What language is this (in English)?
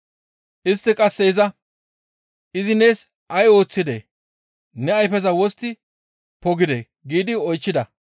Gamo